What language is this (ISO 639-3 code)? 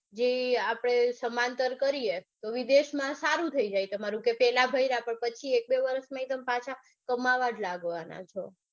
guj